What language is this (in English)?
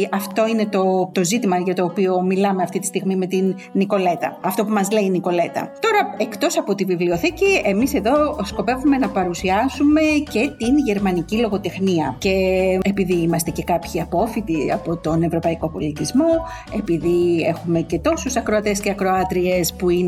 Greek